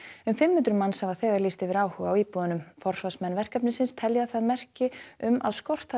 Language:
Icelandic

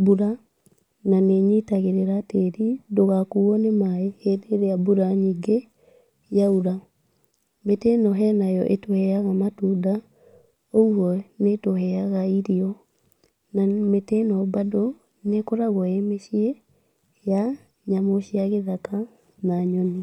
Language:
Kikuyu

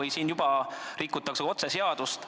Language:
Estonian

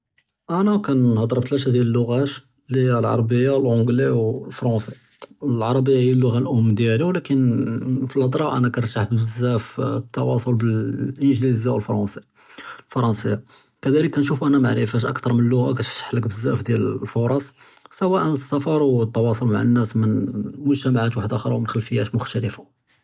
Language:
Judeo-Arabic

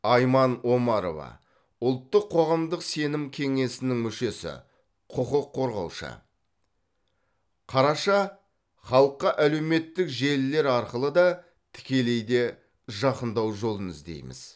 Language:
Kazakh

